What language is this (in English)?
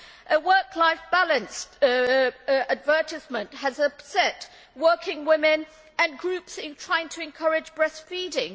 English